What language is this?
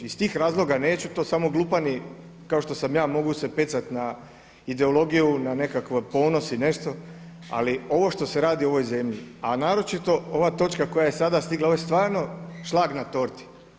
Croatian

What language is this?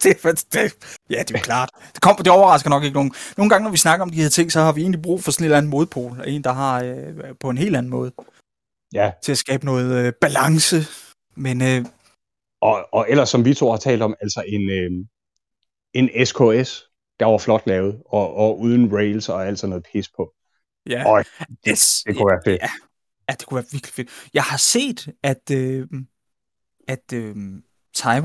Danish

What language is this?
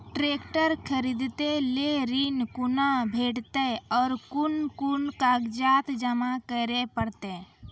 Maithili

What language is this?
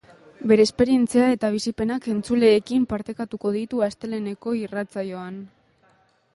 Basque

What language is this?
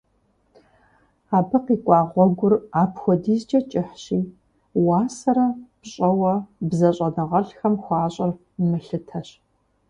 Kabardian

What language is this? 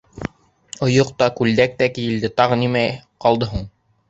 Bashkir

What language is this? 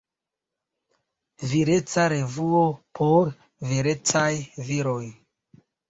Esperanto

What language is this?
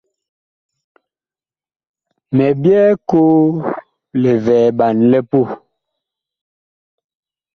Bakoko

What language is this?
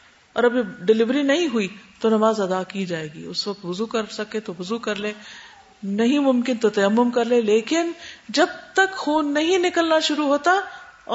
Urdu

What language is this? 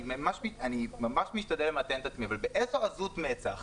Hebrew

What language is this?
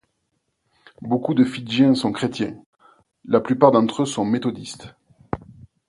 French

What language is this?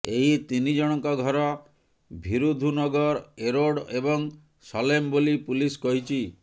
Odia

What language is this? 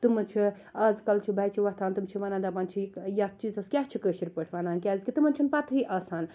Kashmiri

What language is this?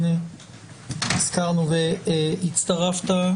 Hebrew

